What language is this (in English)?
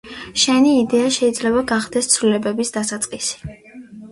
Georgian